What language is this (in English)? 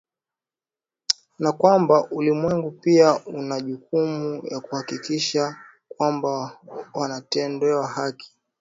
Swahili